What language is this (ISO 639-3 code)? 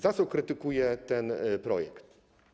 pol